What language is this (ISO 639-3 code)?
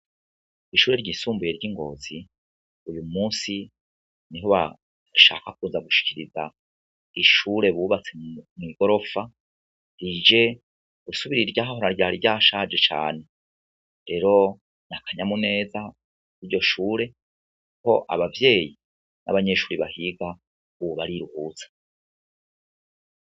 run